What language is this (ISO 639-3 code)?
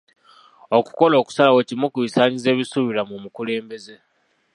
lug